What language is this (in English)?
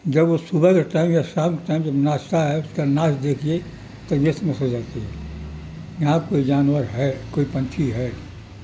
Urdu